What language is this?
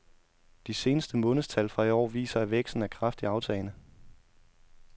Danish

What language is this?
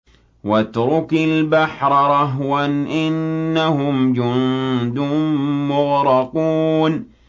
Arabic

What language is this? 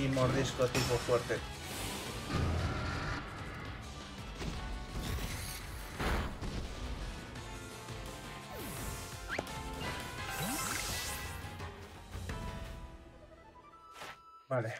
Spanish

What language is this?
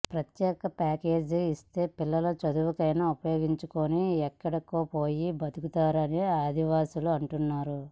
Telugu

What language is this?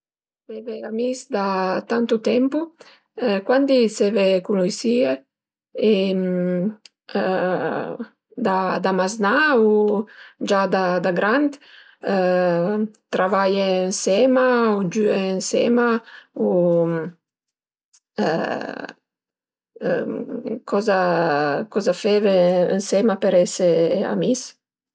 Piedmontese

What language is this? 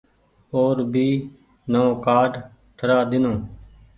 Goaria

